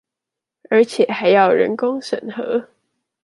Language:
Chinese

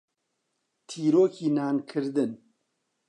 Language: Central Kurdish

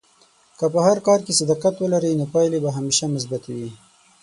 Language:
Pashto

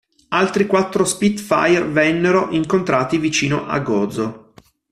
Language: Italian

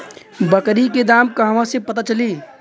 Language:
Bhojpuri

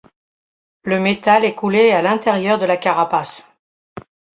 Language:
French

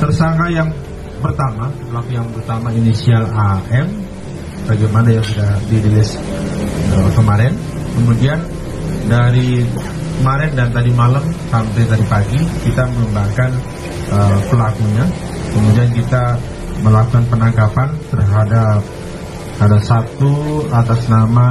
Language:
Indonesian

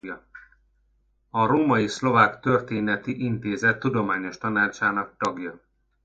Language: Hungarian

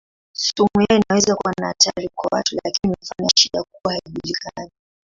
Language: Swahili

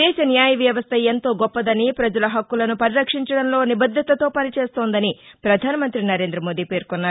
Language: Telugu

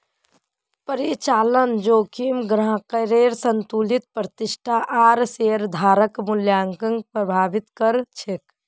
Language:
Magahi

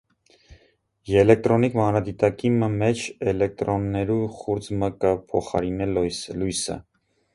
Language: Armenian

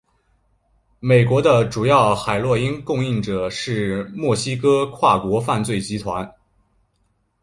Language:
Chinese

